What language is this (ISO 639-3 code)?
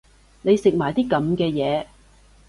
yue